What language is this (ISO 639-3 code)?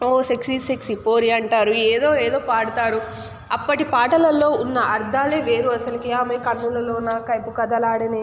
tel